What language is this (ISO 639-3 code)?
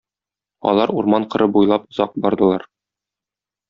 tat